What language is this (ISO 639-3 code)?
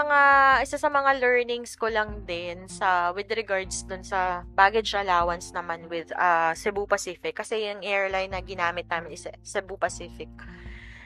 fil